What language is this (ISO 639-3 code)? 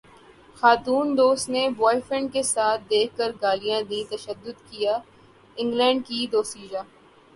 urd